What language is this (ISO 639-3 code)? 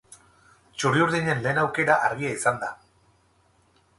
eus